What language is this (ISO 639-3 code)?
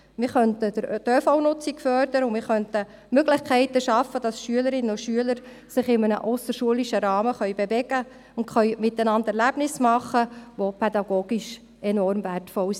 gsw